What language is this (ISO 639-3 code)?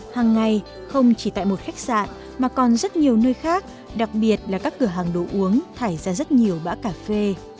vie